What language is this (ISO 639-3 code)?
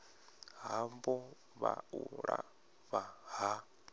ven